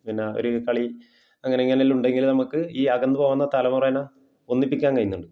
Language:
Malayalam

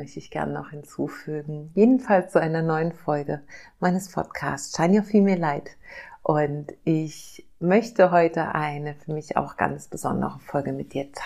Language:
German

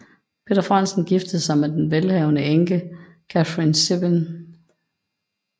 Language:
Danish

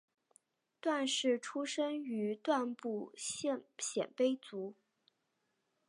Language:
Chinese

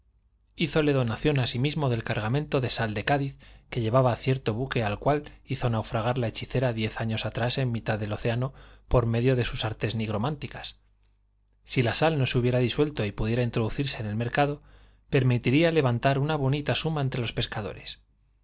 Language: Spanish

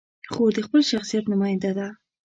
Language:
Pashto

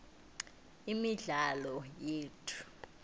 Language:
South Ndebele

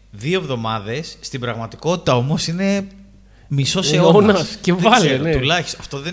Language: Greek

